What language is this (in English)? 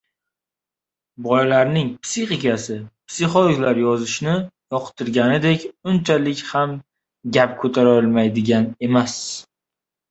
Uzbek